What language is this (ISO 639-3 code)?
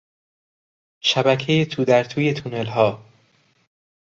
fas